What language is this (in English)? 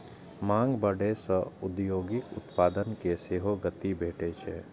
Maithili